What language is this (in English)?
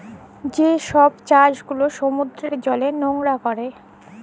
Bangla